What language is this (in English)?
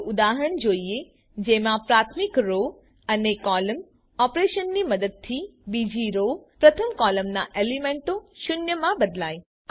Gujarati